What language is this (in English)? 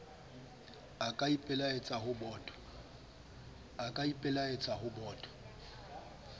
Southern Sotho